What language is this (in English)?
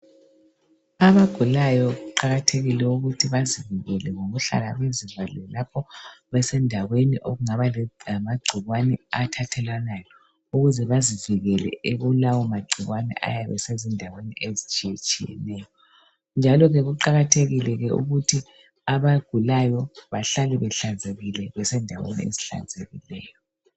North Ndebele